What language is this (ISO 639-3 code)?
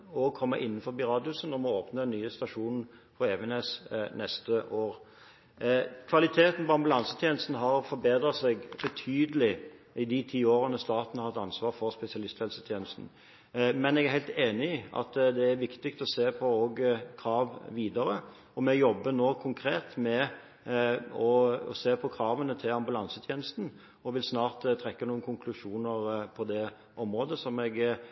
nob